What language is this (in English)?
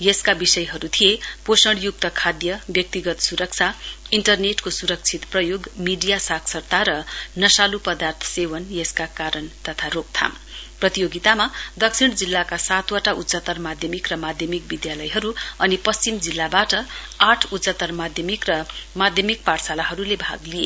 Nepali